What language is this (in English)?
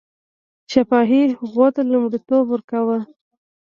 Pashto